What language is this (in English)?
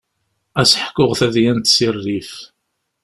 Kabyle